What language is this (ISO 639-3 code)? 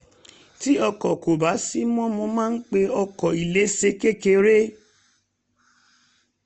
yor